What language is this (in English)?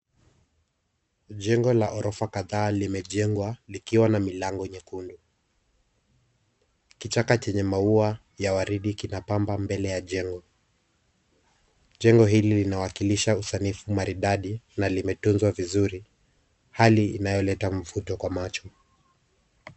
Swahili